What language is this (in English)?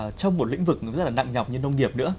Vietnamese